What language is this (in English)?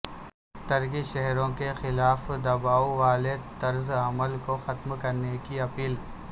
Urdu